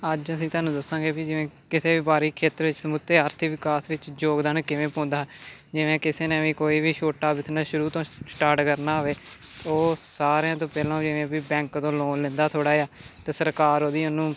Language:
Punjabi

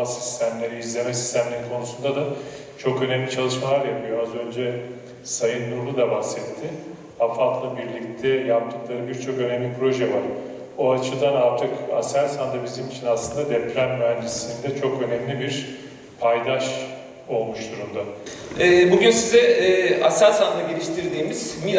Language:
Turkish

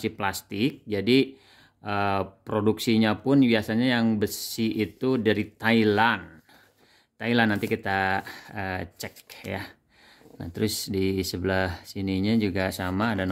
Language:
Indonesian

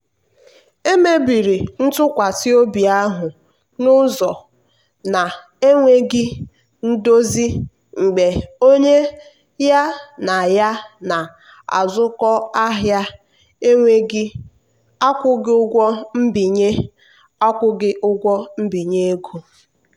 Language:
Igbo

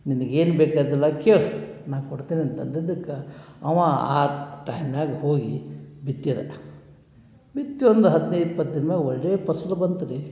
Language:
Kannada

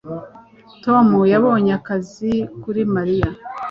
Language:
Kinyarwanda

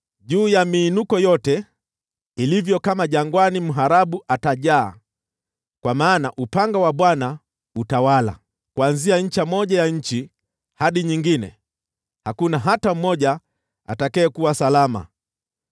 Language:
Swahili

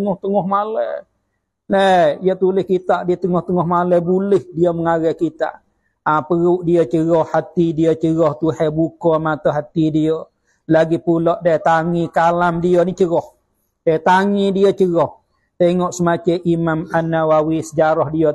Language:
Malay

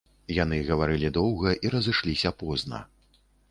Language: Belarusian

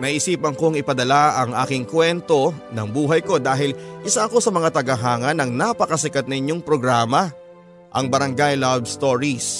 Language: Filipino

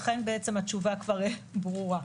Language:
Hebrew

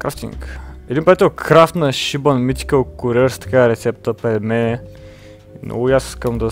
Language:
Bulgarian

